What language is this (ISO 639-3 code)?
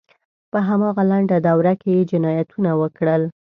pus